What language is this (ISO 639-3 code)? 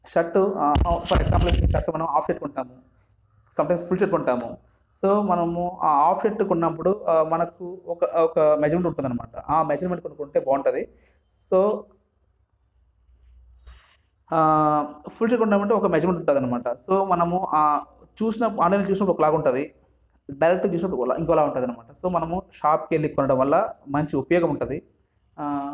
tel